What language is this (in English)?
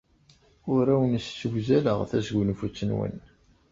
Kabyle